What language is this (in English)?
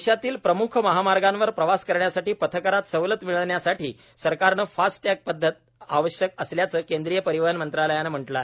Marathi